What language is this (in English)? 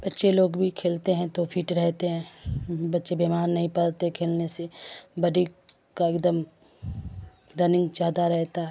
Urdu